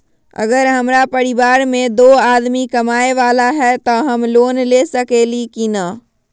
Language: Magahi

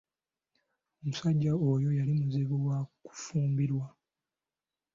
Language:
Ganda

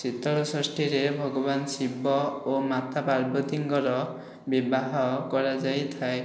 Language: Odia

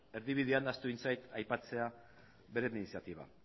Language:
Basque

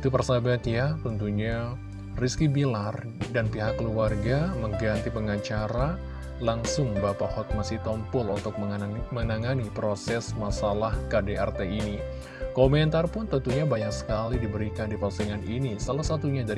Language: Indonesian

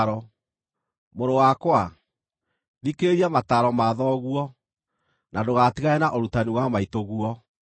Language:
Kikuyu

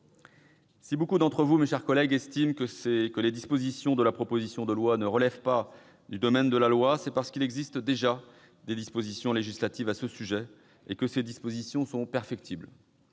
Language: French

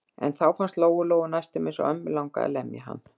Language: Icelandic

